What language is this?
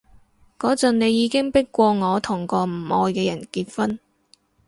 Cantonese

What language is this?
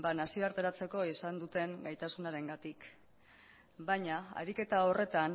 Basque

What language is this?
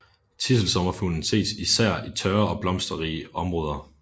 Danish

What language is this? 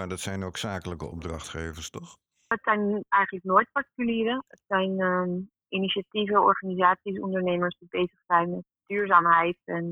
Dutch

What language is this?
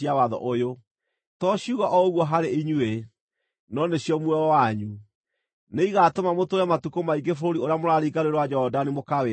Kikuyu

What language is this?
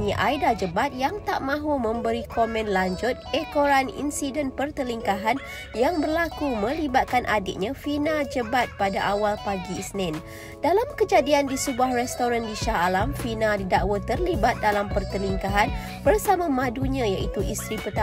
Malay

